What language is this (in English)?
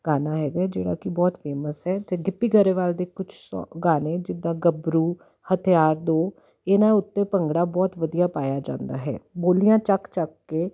Punjabi